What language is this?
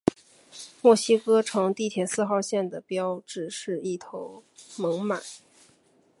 Chinese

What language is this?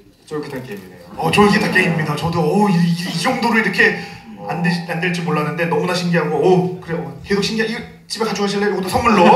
Korean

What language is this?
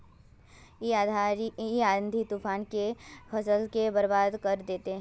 Magahi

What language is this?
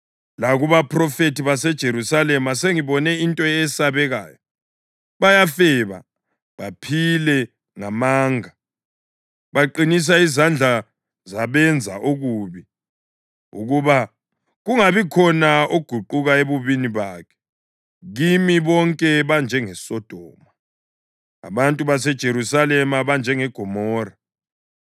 North Ndebele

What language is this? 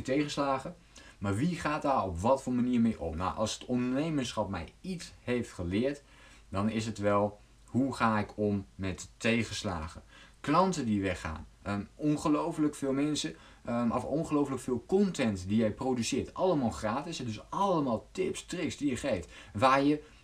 Dutch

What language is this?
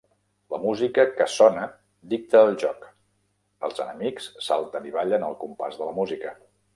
Catalan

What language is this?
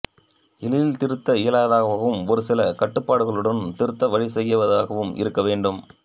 Tamil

